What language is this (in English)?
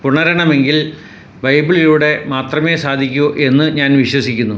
Malayalam